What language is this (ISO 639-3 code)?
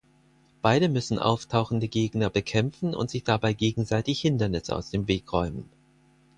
deu